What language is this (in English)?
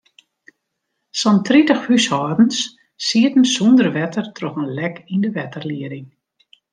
Western Frisian